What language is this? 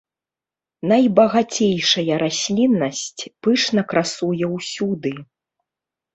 Belarusian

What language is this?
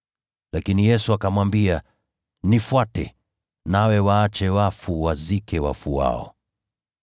Swahili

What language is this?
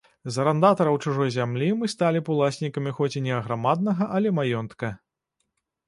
Belarusian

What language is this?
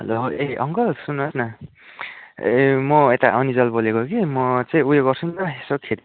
Nepali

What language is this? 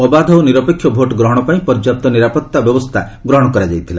Odia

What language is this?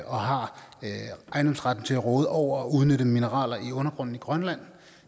Danish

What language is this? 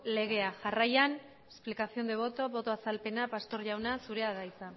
Basque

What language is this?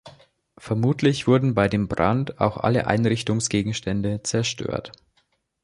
German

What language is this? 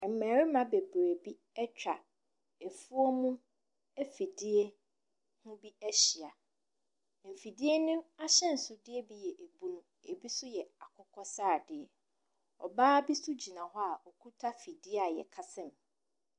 Akan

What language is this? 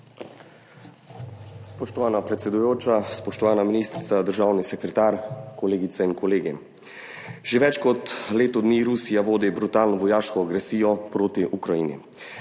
Slovenian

